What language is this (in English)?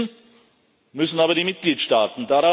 German